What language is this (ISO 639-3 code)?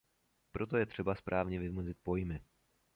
ces